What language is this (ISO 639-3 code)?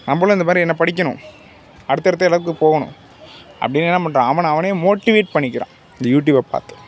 tam